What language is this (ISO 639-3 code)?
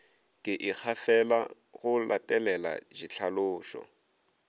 nso